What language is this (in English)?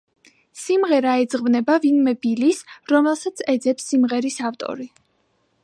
Georgian